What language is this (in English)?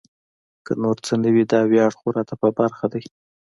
Pashto